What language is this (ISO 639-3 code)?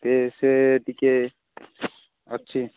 ori